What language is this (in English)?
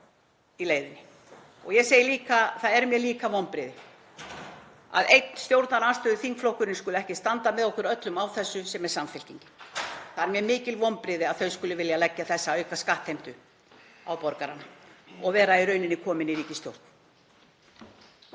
Icelandic